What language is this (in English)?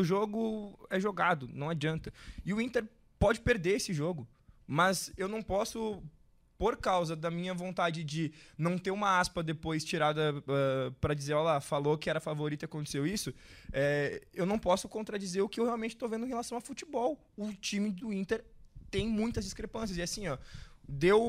Portuguese